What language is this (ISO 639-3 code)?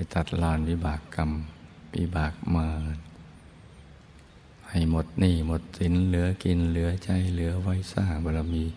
tha